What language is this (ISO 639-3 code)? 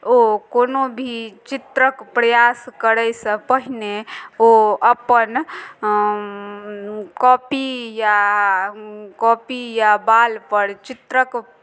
mai